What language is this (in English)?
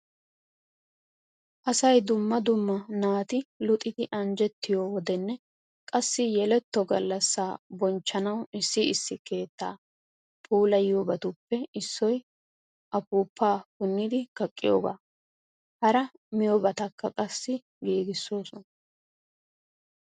Wolaytta